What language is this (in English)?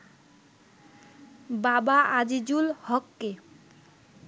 Bangla